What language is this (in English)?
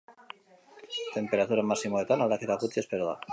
Basque